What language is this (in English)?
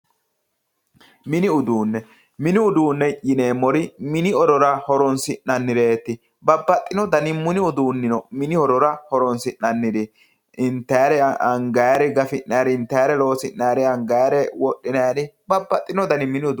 Sidamo